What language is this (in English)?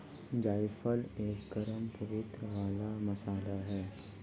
Hindi